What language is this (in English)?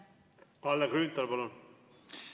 Estonian